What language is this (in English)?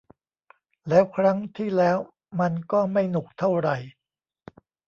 Thai